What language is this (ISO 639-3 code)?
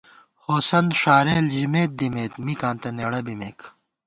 gwt